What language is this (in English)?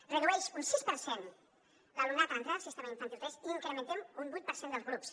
Catalan